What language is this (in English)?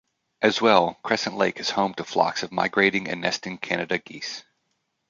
English